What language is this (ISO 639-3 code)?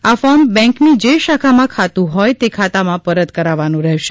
guj